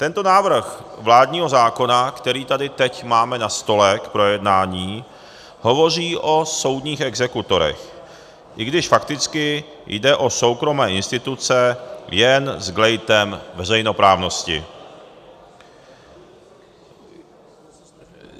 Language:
Czech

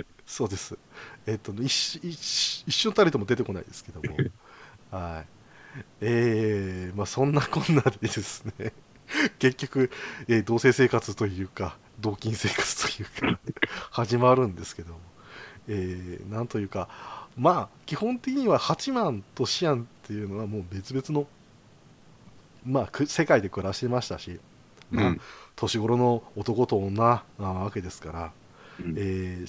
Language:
Japanese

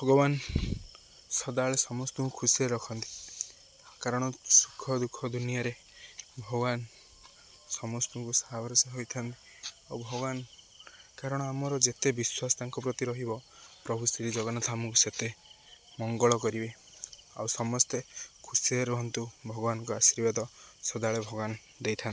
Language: Odia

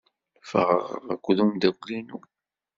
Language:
Kabyle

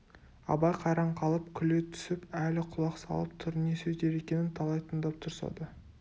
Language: Kazakh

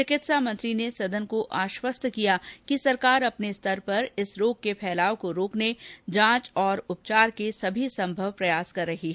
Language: Hindi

